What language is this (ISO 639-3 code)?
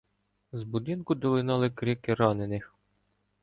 ukr